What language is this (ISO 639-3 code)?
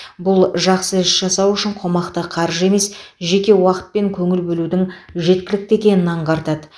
kaz